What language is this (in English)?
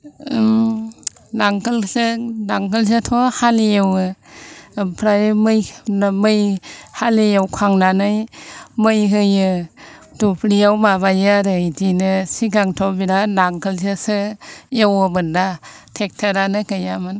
Bodo